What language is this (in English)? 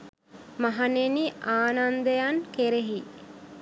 Sinhala